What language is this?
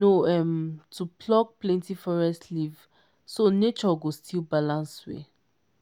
Nigerian Pidgin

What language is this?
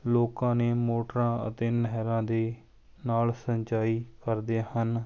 Punjabi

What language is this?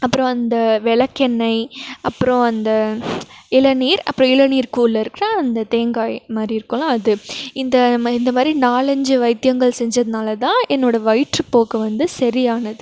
Tamil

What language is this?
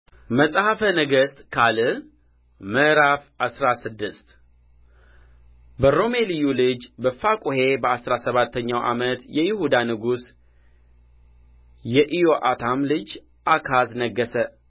Amharic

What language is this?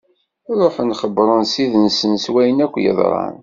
Kabyle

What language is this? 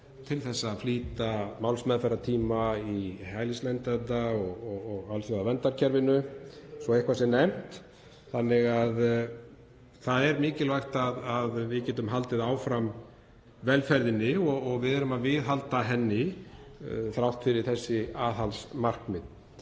Icelandic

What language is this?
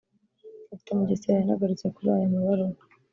Kinyarwanda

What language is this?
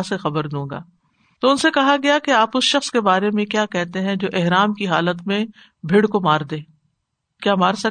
Urdu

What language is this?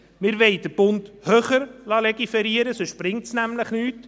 Swiss German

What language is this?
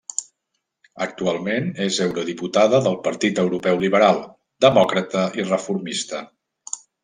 Catalan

